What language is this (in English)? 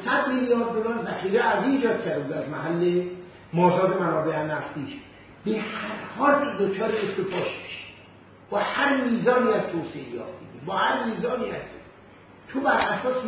Persian